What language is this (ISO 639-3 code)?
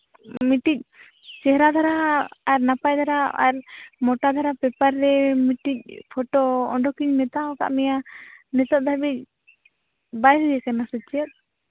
sat